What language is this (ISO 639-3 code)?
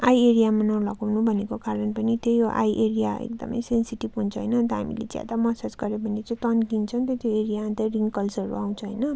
nep